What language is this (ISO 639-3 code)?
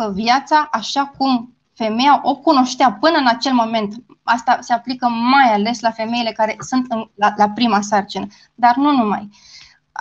ron